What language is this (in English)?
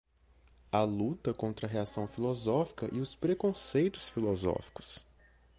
Portuguese